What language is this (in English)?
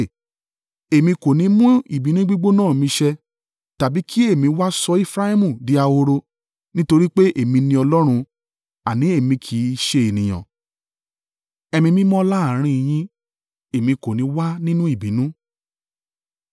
Yoruba